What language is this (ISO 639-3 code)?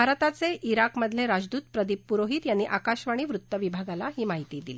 mar